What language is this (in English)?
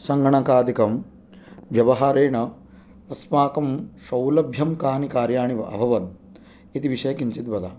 Sanskrit